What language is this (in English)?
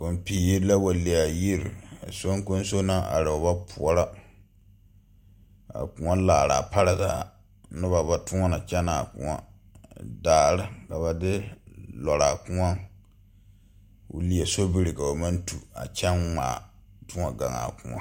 Southern Dagaare